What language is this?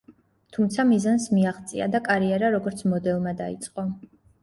Georgian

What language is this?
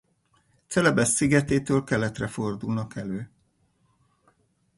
Hungarian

